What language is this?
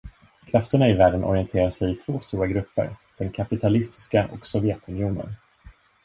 Swedish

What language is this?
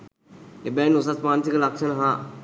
Sinhala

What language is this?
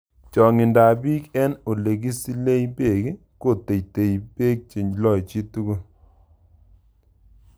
Kalenjin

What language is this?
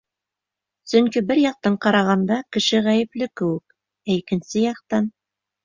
Bashkir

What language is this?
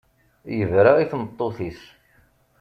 Kabyle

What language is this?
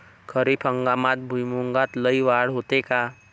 Marathi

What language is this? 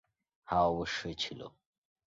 Bangla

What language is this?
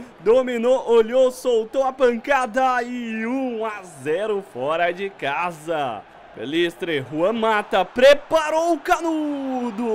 Portuguese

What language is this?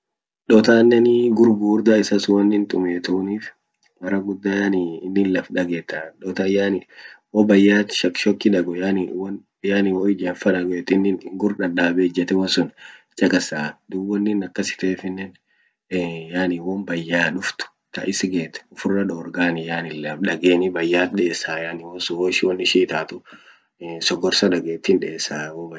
Orma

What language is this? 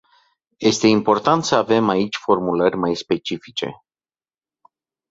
Romanian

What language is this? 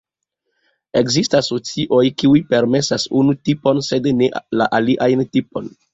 Esperanto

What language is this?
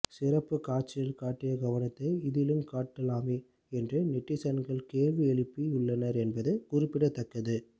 Tamil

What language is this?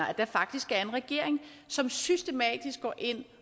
Danish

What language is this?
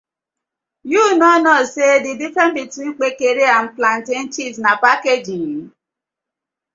Nigerian Pidgin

